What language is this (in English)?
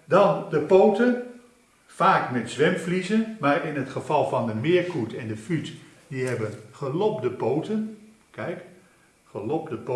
Dutch